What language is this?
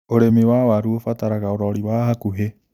Kikuyu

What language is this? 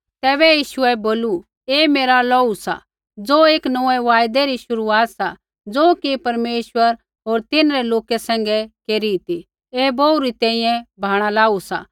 Kullu Pahari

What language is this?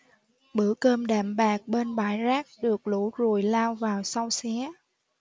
Vietnamese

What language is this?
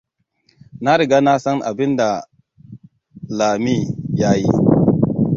Hausa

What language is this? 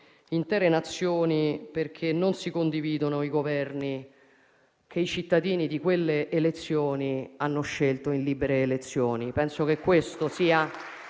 Italian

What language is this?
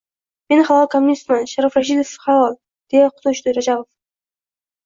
Uzbek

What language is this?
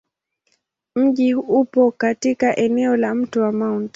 Swahili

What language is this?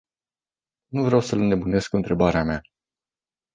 Romanian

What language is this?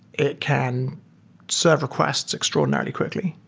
English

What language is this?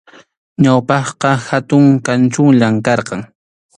Arequipa-La Unión Quechua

